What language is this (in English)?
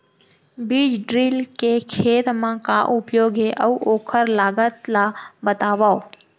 Chhattisgarhi